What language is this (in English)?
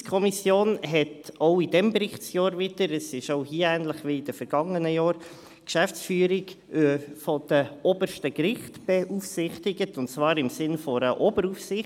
Swiss German